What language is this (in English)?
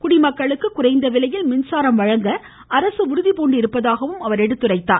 Tamil